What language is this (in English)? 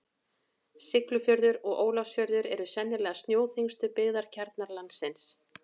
Icelandic